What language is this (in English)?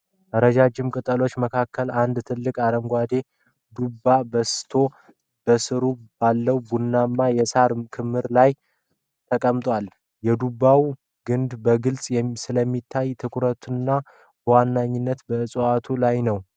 Amharic